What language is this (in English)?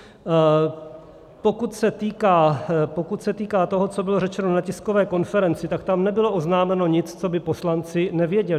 Czech